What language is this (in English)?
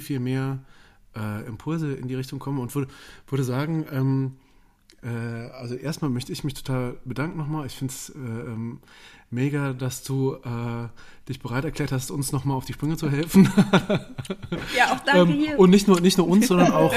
German